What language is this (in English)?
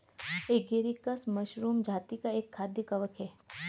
Hindi